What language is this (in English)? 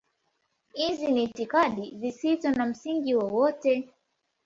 Swahili